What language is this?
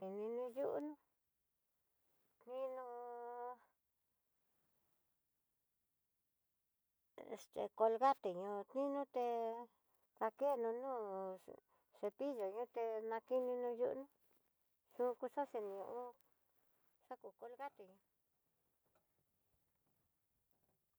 Tidaá Mixtec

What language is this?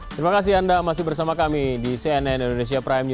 Indonesian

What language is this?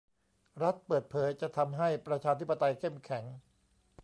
Thai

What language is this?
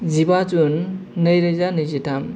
Bodo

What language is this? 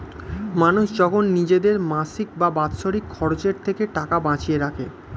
Bangla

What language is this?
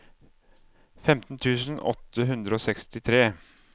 Norwegian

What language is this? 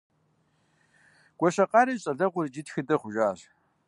Kabardian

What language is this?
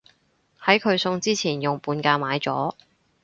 Cantonese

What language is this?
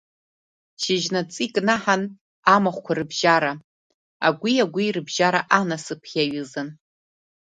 Abkhazian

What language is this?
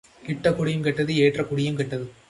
Tamil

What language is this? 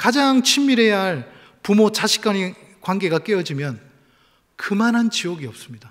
Korean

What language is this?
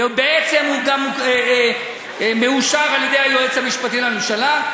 Hebrew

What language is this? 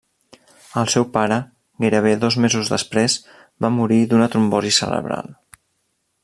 Catalan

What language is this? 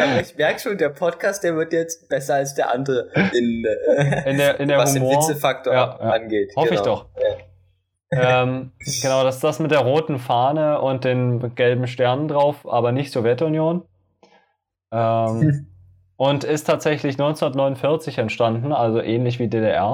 German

